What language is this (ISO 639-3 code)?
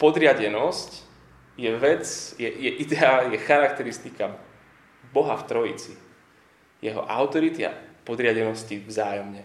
slk